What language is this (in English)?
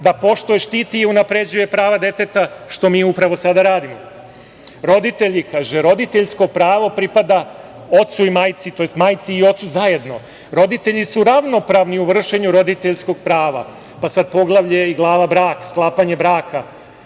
Serbian